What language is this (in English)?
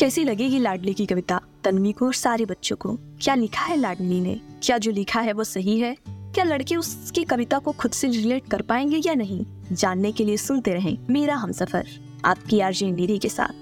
Hindi